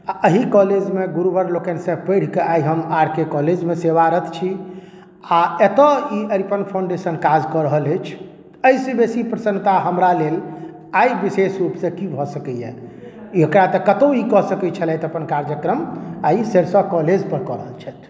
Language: Maithili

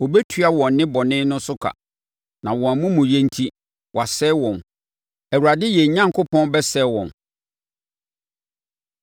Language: Akan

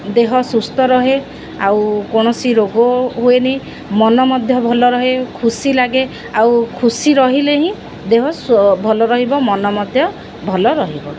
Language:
Odia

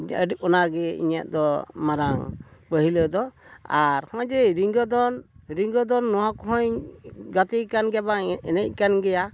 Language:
Santali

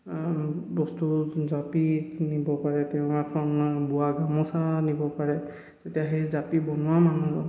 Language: Assamese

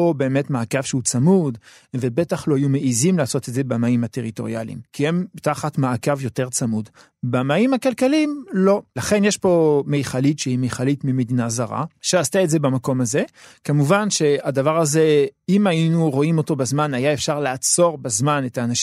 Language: Hebrew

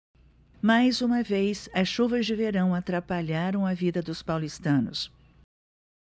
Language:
Portuguese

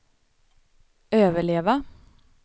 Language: Swedish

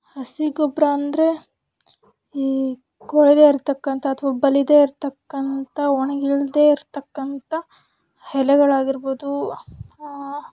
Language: Kannada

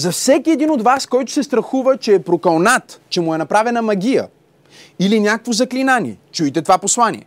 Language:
Bulgarian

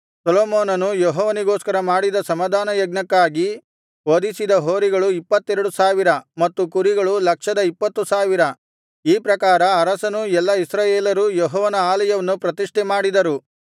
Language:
Kannada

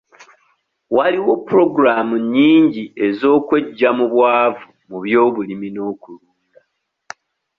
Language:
Ganda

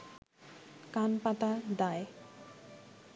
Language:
Bangla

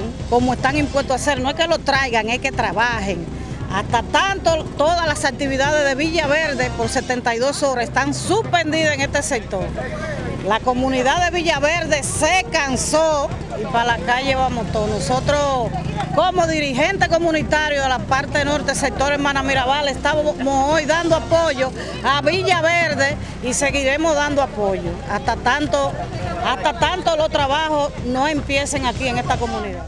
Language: Spanish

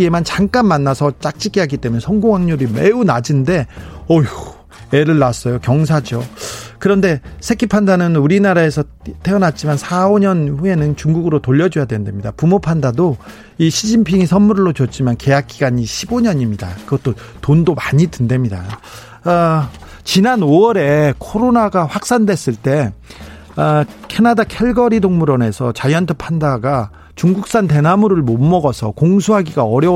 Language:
Korean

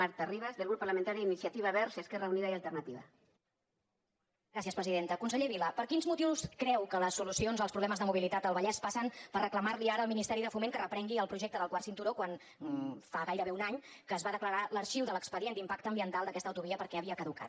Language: Catalan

